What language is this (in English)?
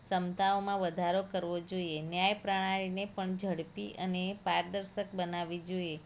Gujarati